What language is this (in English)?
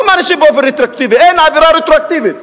Hebrew